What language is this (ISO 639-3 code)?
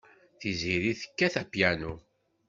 kab